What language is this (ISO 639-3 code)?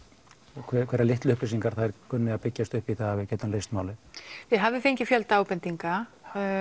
isl